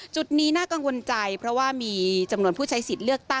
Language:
Thai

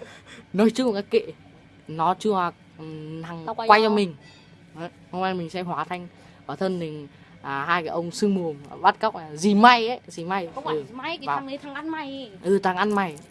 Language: Vietnamese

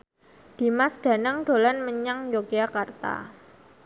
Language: Javanese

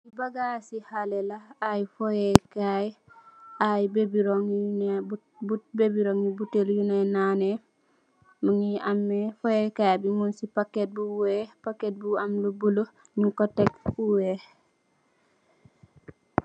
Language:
Wolof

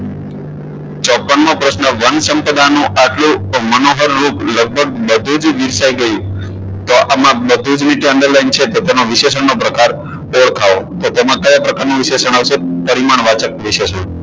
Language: Gujarati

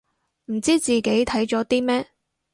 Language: Cantonese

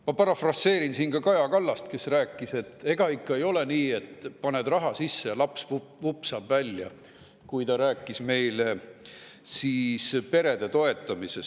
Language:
Estonian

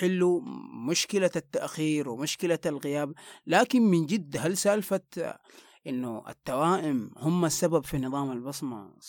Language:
Arabic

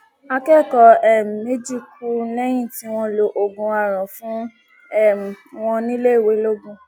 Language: Yoruba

